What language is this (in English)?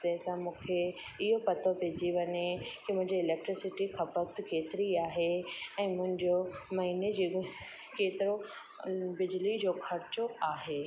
Sindhi